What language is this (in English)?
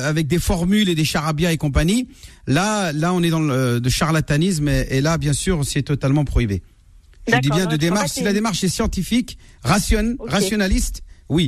French